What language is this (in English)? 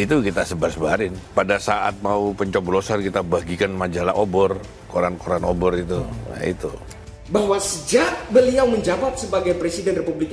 Indonesian